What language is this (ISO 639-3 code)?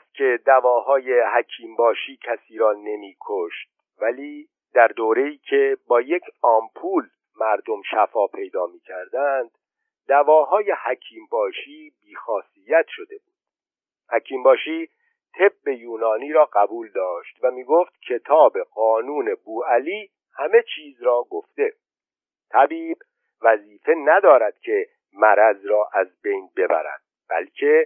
fas